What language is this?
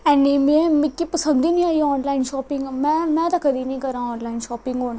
Dogri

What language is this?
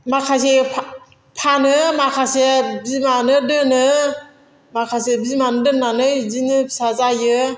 Bodo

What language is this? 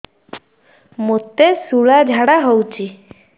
Odia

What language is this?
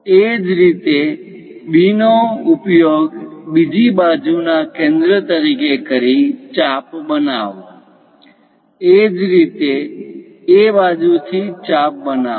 Gujarati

